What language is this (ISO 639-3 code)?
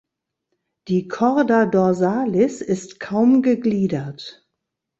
deu